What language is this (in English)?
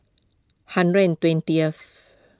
English